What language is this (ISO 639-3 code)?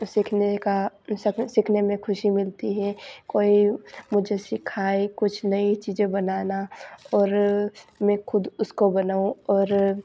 hin